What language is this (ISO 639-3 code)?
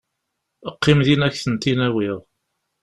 kab